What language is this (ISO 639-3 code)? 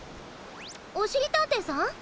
jpn